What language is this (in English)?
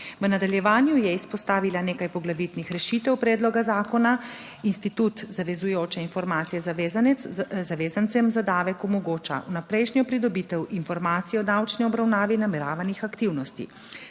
Slovenian